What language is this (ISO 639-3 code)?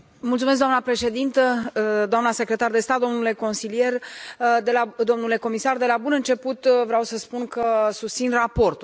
ron